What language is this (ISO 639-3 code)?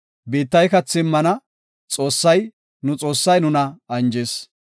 gof